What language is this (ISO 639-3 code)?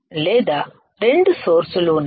tel